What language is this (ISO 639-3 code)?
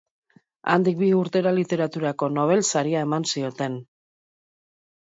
eus